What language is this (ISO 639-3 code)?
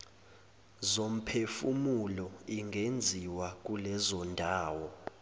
zul